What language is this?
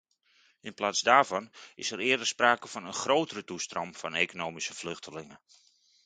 Dutch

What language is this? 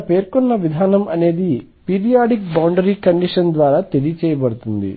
Telugu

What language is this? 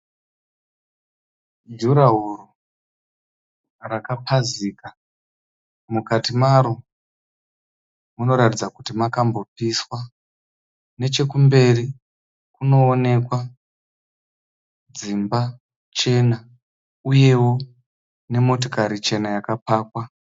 Shona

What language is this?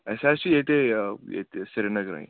Kashmiri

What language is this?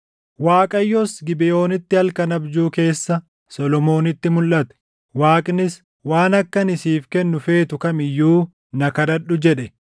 Oromo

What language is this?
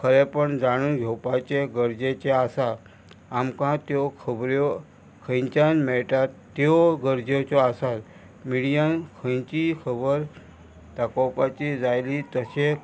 Konkani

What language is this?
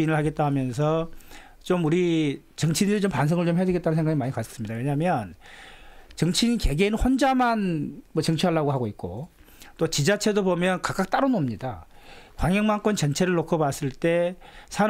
Korean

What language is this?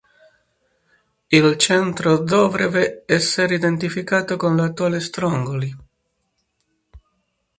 Italian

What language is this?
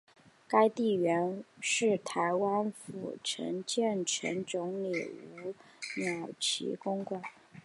Chinese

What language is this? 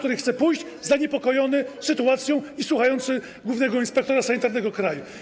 Polish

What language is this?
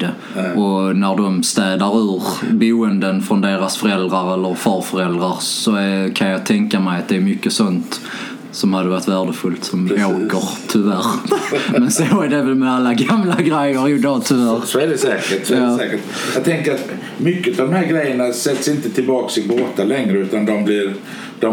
Swedish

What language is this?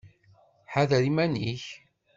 Kabyle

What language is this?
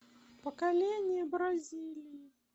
Russian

